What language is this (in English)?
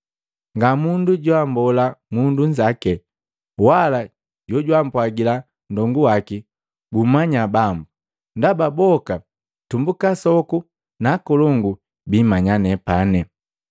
Matengo